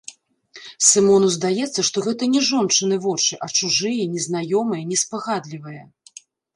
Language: Belarusian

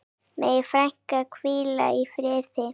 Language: Icelandic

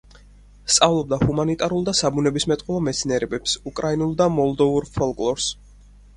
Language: Georgian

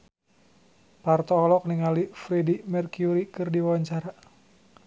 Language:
Sundanese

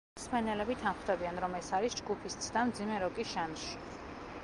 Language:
Georgian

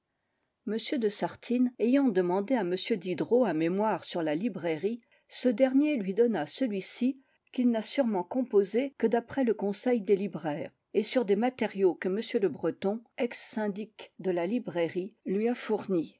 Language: French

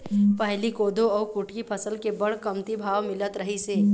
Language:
Chhattisgarhi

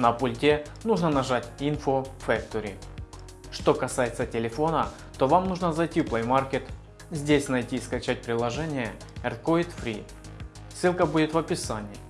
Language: Russian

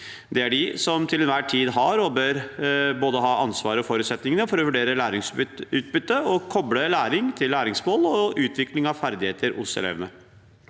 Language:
Norwegian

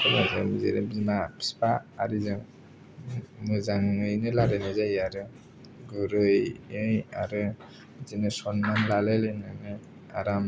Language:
Bodo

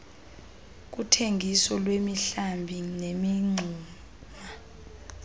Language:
Xhosa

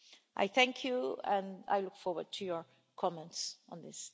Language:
English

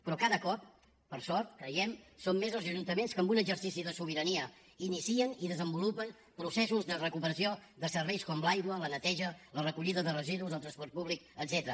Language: Catalan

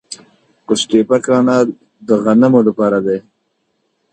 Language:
Pashto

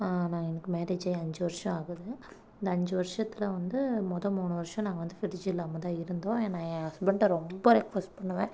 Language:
Tamil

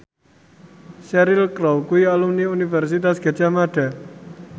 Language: Javanese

